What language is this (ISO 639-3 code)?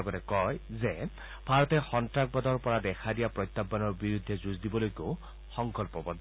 asm